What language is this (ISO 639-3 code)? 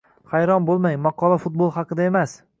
uzb